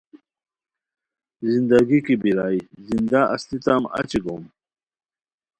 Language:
Khowar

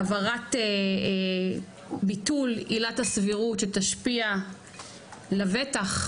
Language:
Hebrew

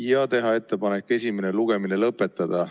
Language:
Estonian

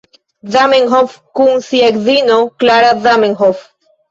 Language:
Esperanto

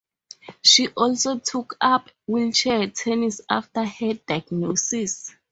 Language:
English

